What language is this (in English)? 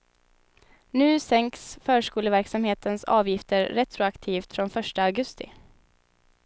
Swedish